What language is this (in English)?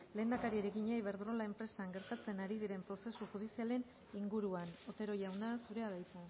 Basque